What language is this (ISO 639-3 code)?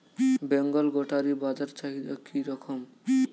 ben